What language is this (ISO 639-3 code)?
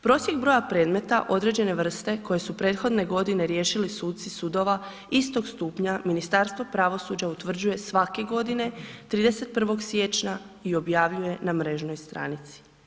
hrv